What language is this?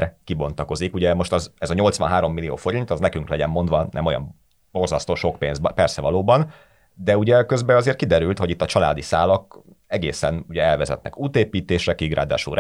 Hungarian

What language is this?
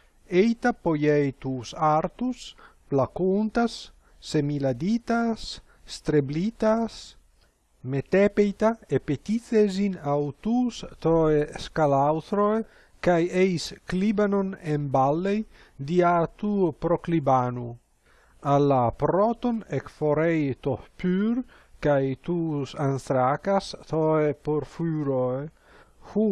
Greek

